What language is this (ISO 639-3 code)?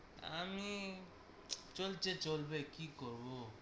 ben